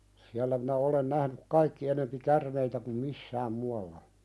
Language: Finnish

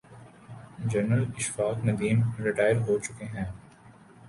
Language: Urdu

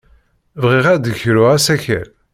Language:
Kabyle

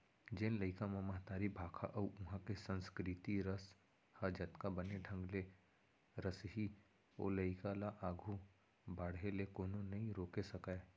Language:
Chhattisgarhi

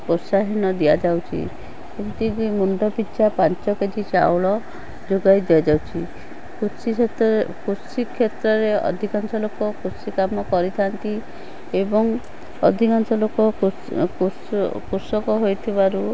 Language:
Odia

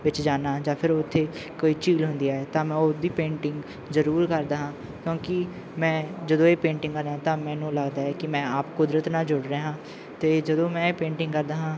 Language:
Punjabi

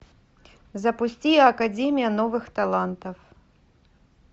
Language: Russian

